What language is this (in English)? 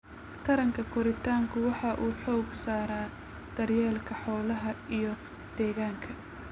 Somali